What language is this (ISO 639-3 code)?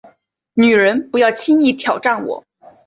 zho